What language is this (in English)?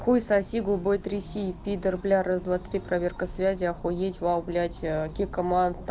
Russian